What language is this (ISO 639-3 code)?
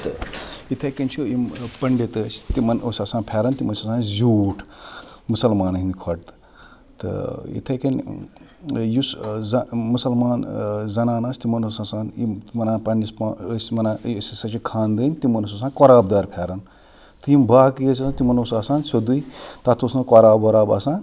kas